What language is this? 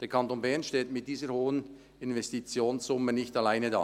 Swiss German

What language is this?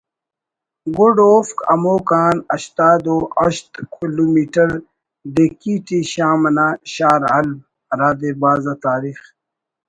Brahui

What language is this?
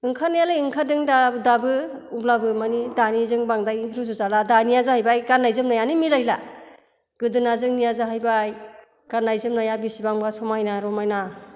Bodo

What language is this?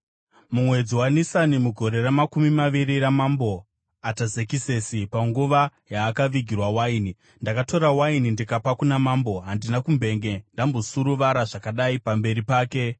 Shona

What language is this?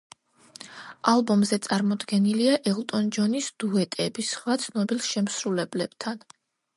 Georgian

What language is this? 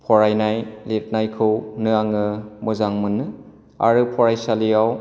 Bodo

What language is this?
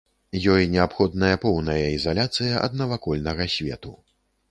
Belarusian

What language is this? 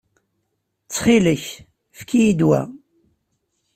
Kabyle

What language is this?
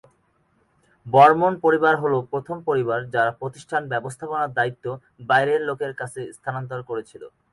Bangla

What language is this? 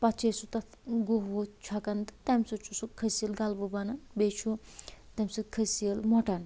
Kashmiri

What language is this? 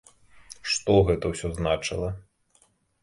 Belarusian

